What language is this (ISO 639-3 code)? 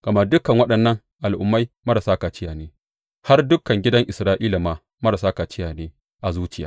hau